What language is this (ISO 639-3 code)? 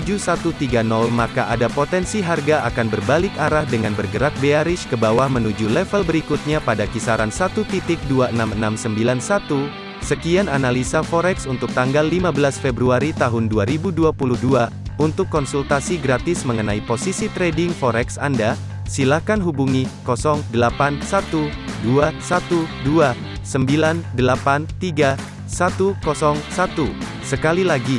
ind